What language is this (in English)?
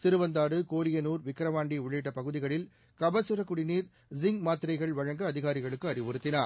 Tamil